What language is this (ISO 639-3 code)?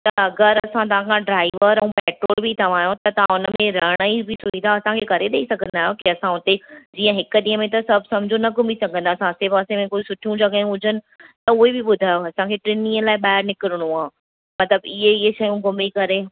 snd